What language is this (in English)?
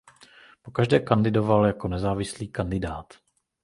Czech